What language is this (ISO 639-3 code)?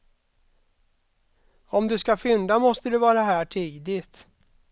swe